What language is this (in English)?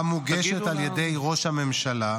Hebrew